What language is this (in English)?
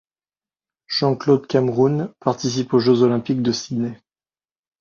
French